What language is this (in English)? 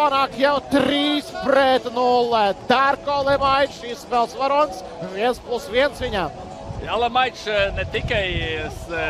Latvian